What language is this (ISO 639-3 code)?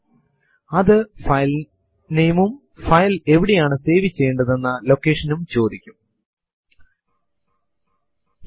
mal